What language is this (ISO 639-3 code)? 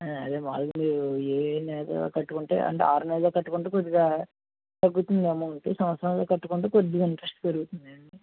tel